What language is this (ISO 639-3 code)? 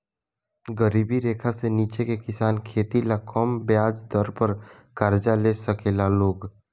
bho